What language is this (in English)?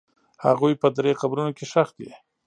Pashto